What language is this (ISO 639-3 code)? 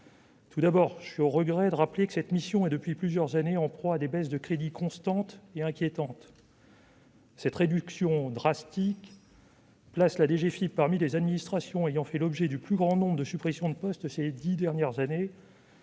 fra